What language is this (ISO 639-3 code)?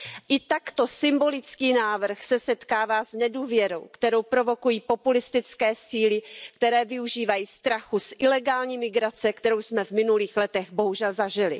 ces